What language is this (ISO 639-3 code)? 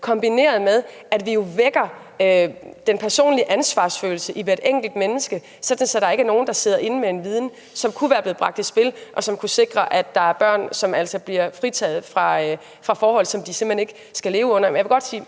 dan